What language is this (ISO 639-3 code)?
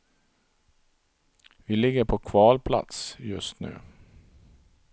swe